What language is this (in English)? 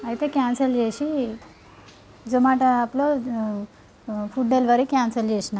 Telugu